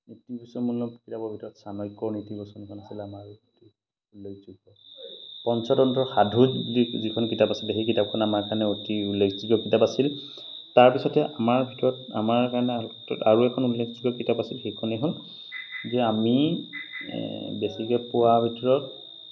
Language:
Assamese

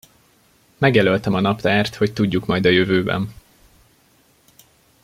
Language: Hungarian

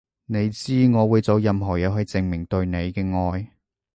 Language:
Cantonese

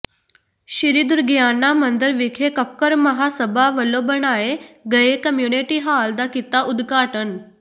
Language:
Punjabi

